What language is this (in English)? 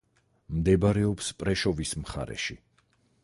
Georgian